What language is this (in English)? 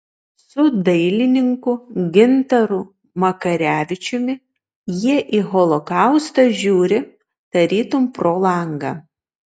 Lithuanian